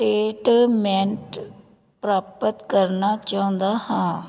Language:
Punjabi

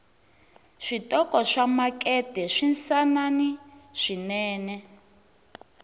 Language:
Tsonga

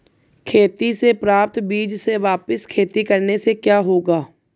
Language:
Hindi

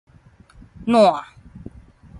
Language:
Min Nan Chinese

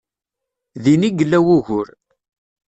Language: Kabyle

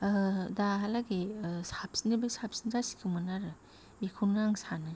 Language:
Bodo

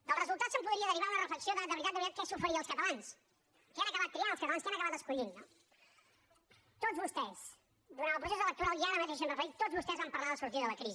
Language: Catalan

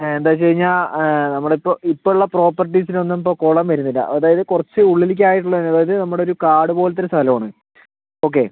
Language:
Malayalam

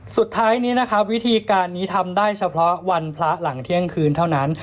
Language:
Thai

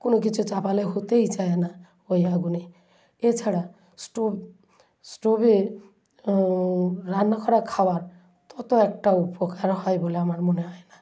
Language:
Bangla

